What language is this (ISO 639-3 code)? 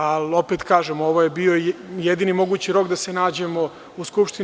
srp